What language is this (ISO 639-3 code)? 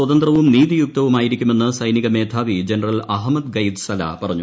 mal